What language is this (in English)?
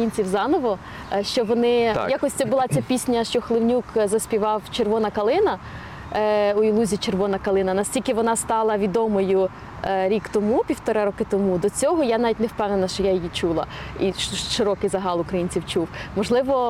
Ukrainian